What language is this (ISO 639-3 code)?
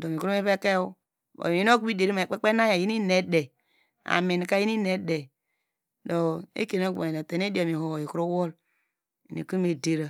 deg